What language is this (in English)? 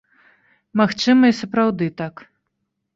Belarusian